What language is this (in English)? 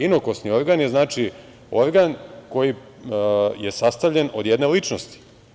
Serbian